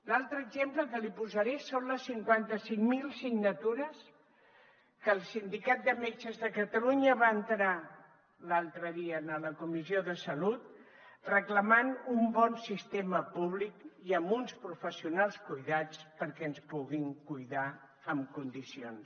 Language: Catalan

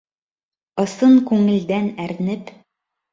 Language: Bashkir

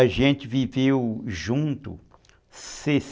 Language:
Portuguese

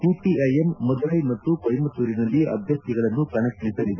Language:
Kannada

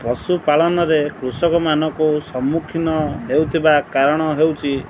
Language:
Odia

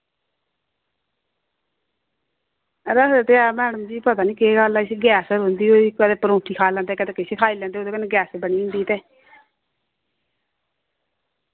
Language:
Dogri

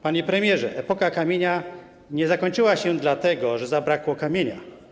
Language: Polish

